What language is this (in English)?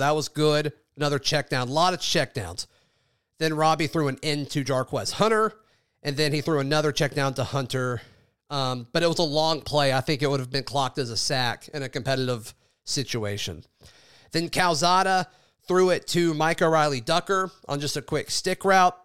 English